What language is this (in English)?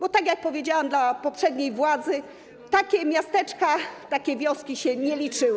Polish